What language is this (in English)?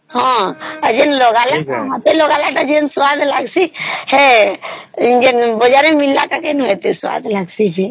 Odia